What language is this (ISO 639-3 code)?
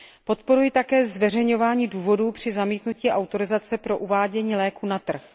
ces